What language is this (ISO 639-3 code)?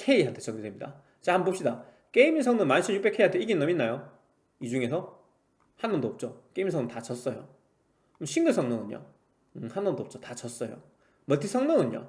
kor